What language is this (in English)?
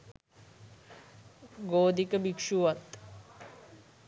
Sinhala